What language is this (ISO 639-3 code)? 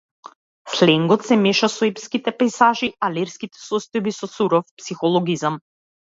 mkd